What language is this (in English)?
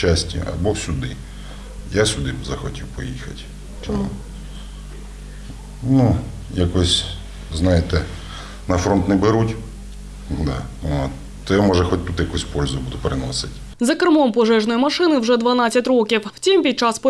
Ukrainian